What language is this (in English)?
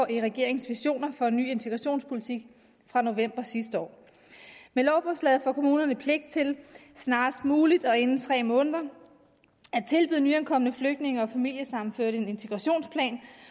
Danish